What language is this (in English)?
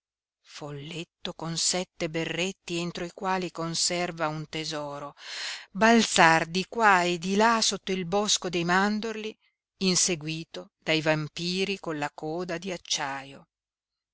Italian